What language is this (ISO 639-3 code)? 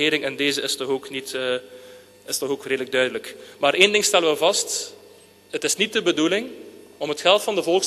nld